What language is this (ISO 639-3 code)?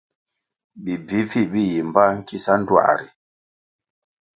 nmg